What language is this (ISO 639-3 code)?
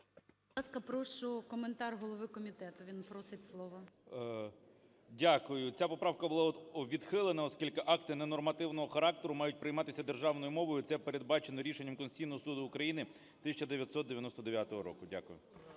ukr